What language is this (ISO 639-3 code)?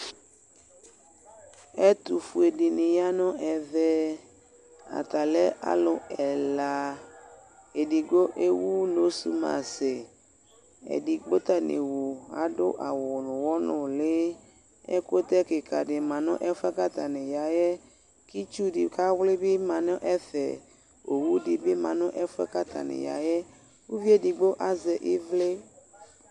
kpo